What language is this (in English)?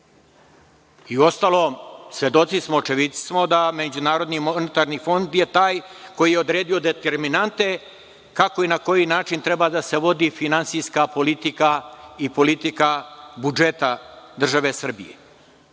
Serbian